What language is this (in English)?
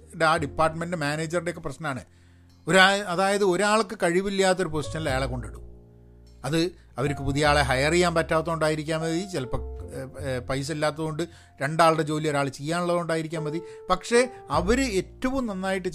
Malayalam